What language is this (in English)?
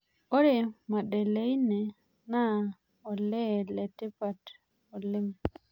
Masai